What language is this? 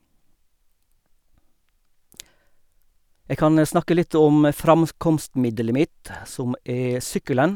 Norwegian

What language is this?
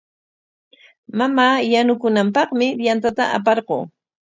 Corongo Ancash Quechua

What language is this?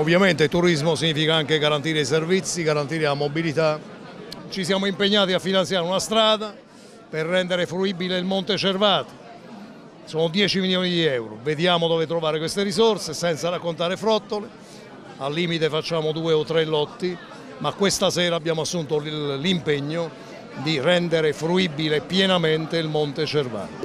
Italian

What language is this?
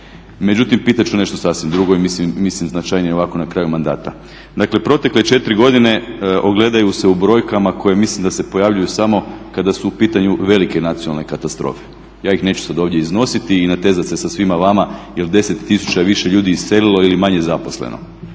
Croatian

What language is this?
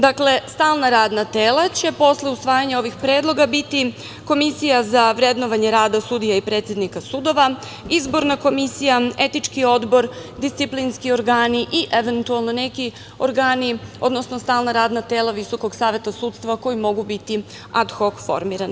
Serbian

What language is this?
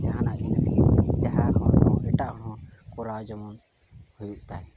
Santali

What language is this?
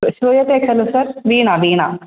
Sanskrit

